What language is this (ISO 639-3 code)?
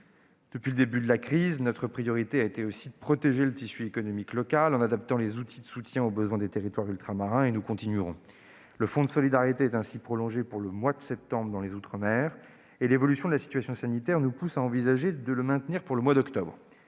fra